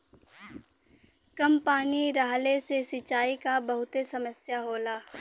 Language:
Bhojpuri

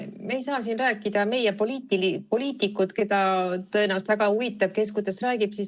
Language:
Estonian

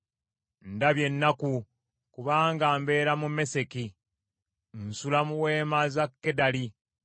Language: Ganda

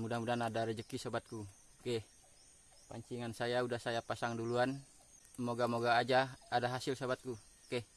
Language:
Indonesian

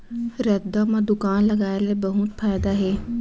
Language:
Chhattisgarhi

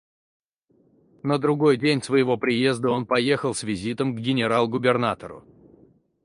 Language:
Russian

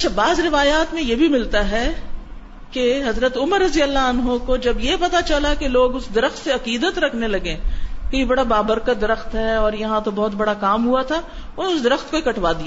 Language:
Urdu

